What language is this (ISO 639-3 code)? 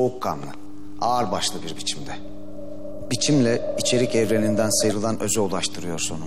tur